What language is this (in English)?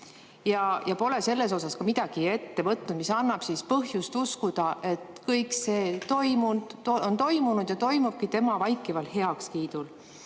Estonian